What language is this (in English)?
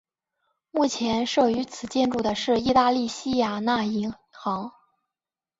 Chinese